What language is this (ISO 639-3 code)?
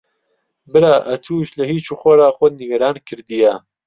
ckb